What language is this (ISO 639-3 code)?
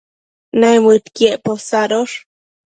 mcf